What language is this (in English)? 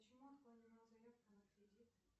Russian